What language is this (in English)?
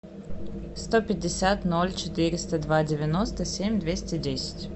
Russian